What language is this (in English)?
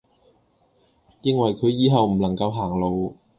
Cantonese